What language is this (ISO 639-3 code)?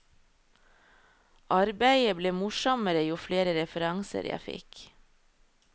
nor